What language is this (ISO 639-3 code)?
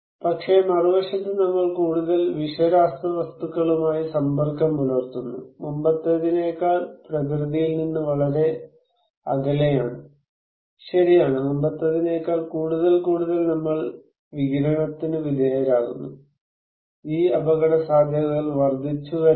mal